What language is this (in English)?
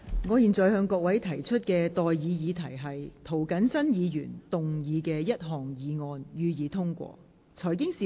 Cantonese